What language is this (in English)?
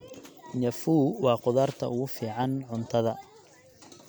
Somali